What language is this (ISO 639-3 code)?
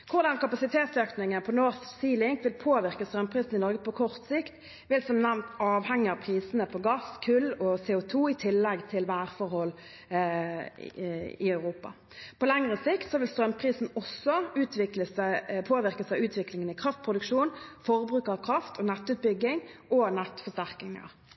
nob